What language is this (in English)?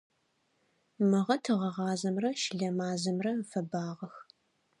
Adyghe